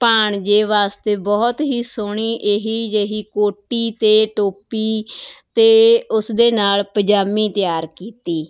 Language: Punjabi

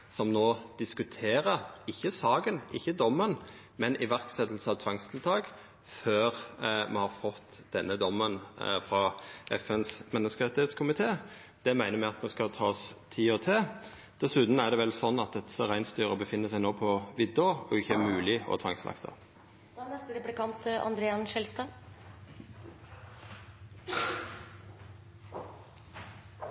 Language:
Norwegian Nynorsk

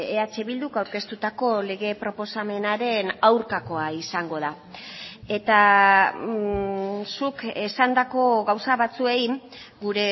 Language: Basque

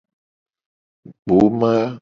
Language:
Gen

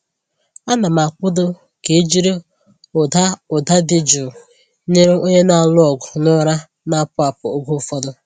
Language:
Igbo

